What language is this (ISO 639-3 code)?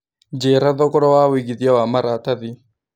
kik